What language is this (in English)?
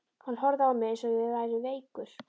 Icelandic